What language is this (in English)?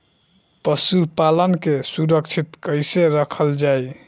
Bhojpuri